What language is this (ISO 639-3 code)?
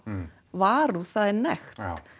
isl